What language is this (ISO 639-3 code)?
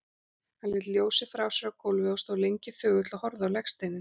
isl